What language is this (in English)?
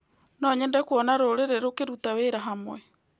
Kikuyu